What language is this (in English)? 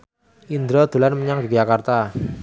Javanese